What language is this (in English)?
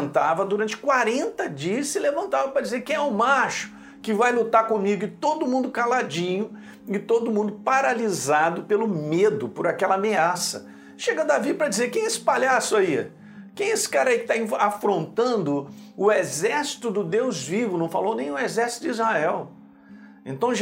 Portuguese